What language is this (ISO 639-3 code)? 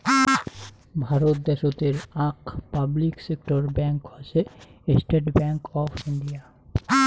ben